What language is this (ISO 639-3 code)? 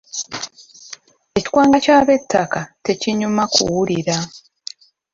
lug